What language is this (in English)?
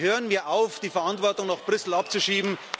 German